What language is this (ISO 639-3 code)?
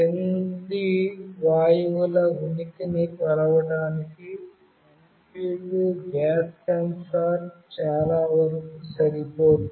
tel